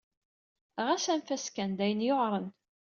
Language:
Kabyle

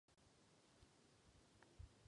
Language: Czech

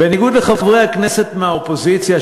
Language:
Hebrew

